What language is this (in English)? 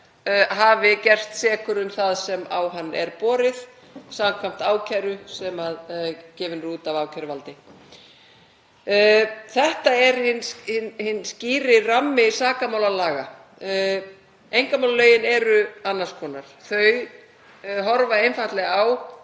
Icelandic